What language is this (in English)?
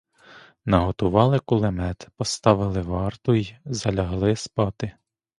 Ukrainian